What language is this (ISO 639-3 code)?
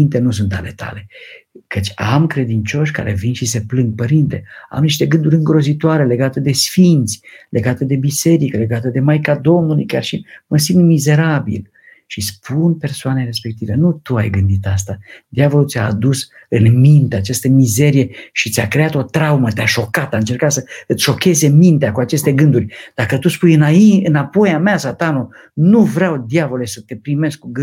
ron